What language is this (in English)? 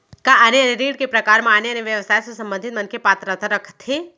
Chhattisgarhi